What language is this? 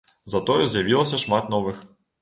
Belarusian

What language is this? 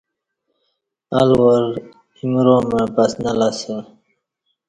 Kati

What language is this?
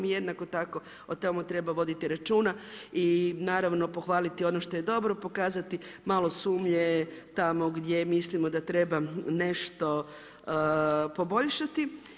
Croatian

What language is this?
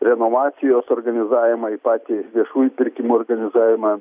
Lithuanian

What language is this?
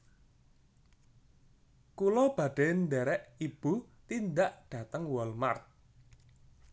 Javanese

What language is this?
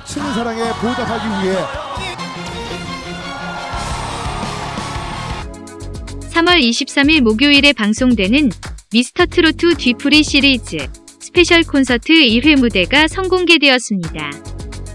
Korean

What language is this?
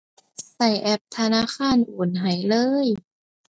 Thai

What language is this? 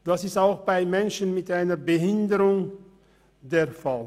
Swiss German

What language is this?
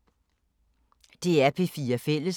Danish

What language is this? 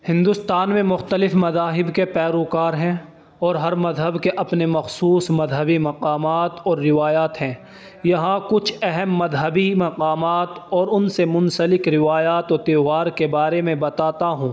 Urdu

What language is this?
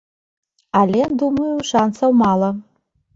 Belarusian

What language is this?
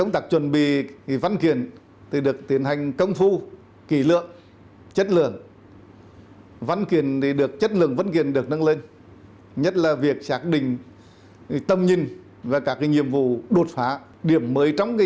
Vietnamese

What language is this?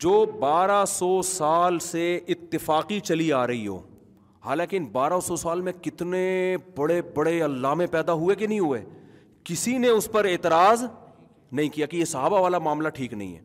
Urdu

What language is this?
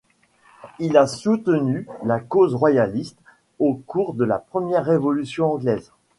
French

